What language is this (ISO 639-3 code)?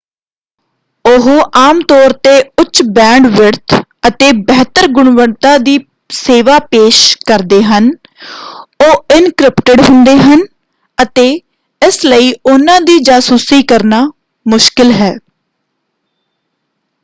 pan